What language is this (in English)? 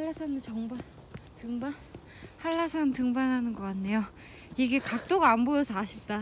Korean